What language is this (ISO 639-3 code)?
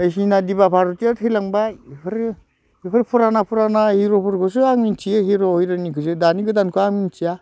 brx